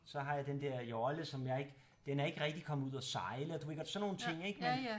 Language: Danish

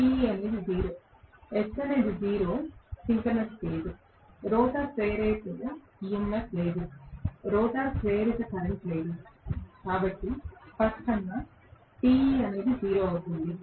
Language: Telugu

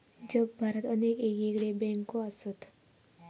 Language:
Marathi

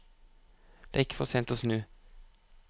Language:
Norwegian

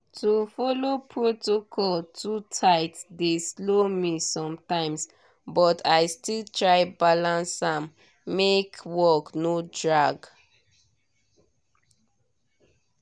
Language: Nigerian Pidgin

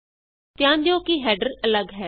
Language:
Punjabi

